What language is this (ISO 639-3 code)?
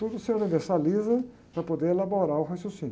por